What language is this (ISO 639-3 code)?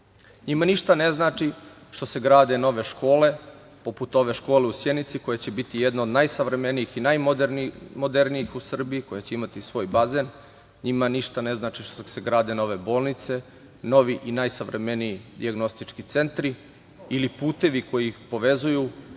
srp